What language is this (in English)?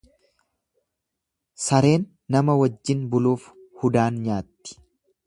Oromo